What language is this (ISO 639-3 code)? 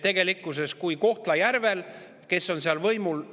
est